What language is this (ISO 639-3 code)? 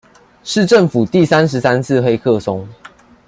zho